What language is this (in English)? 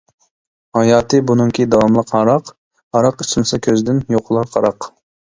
Uyghur